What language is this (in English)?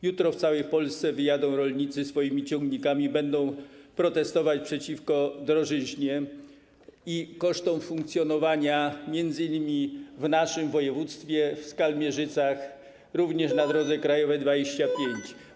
Polish